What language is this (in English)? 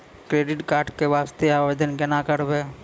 Maithili